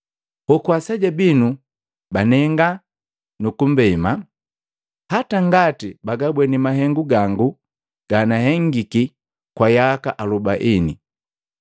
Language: Matengo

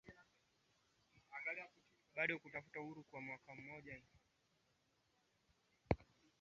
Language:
Swahili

